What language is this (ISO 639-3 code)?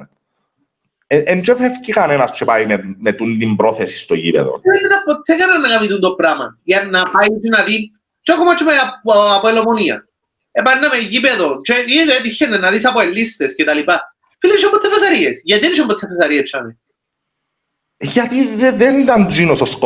ell